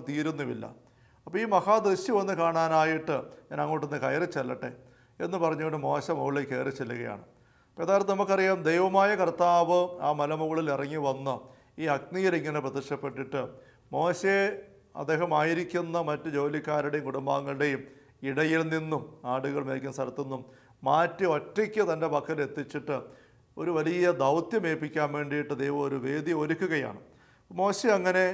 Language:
Malayalam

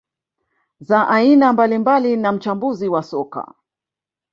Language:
Swahili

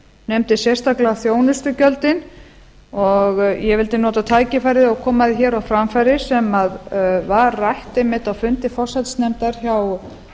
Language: Icelandic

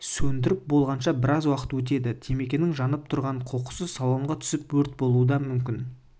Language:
Kazakh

